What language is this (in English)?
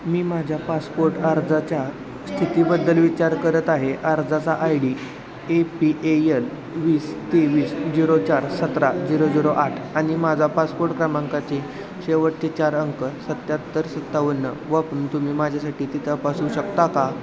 Marathi